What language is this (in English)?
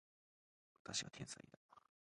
Japanese